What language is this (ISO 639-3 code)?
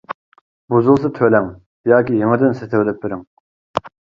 uig